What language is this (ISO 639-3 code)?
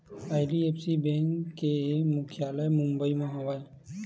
hne